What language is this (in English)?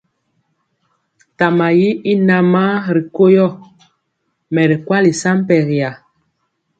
Mpiemo